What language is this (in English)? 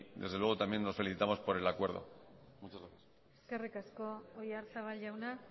Spanish